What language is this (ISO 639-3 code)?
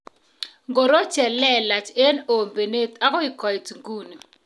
kln